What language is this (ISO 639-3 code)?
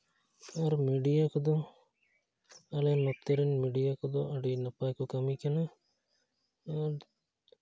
sat